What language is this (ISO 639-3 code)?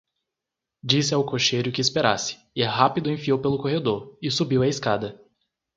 por